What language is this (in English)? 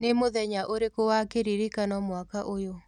Kikuyu